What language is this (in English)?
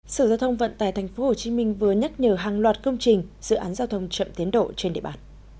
Vietnamese